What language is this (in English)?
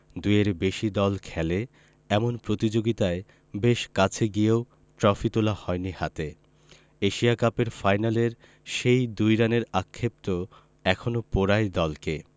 Bangla